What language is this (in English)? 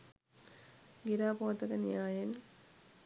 Sinhala